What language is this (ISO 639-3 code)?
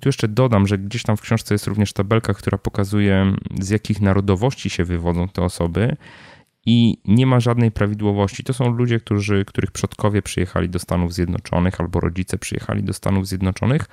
pol